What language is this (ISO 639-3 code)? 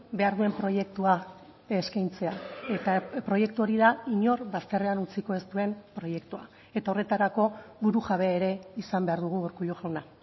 eus